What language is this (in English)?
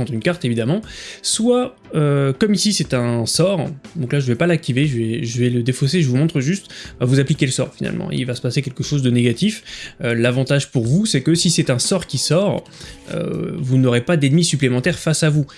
French